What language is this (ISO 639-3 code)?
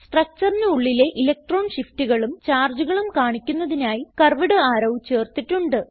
mal